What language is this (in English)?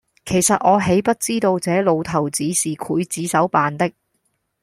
Cantonese